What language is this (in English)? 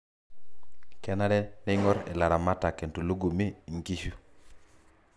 Masai